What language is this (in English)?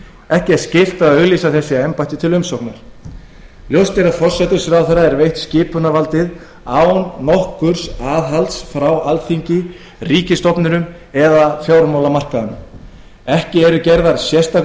Icelandic